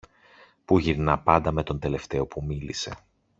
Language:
Greek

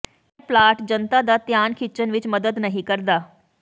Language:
Punjabi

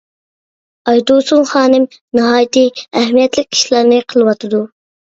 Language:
Uyghur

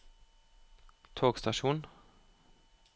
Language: Norwegian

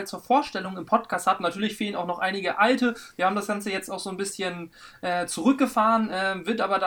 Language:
German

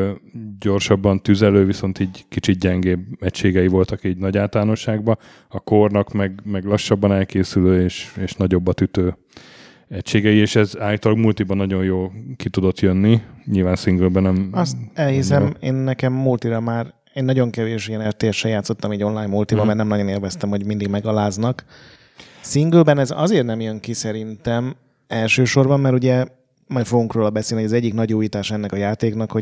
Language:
Hungarian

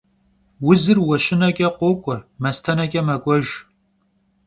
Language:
Kabardian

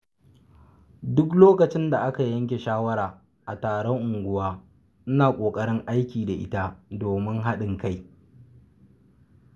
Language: Hausa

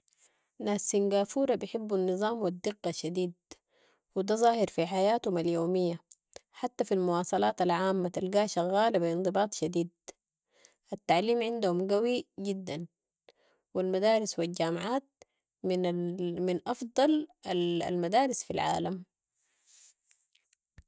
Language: Sudanese Arabic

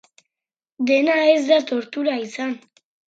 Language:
Basque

